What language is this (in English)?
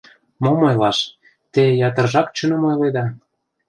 Mari